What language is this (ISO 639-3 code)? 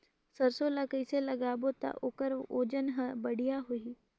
hne